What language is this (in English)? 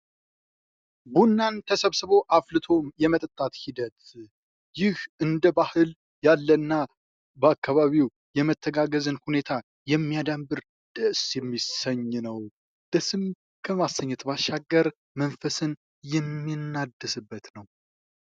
Amharic